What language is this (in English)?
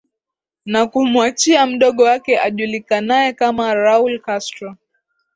Swahili